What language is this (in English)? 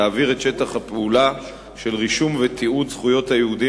Hebrew